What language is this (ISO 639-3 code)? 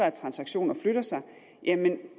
dan